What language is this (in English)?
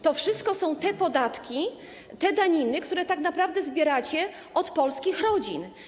Polish